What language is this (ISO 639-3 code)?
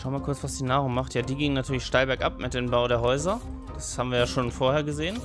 deu